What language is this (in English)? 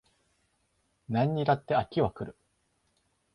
Japanese